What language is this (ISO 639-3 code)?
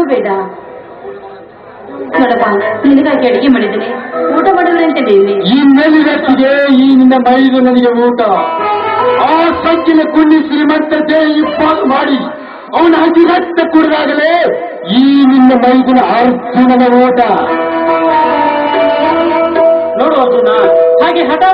ara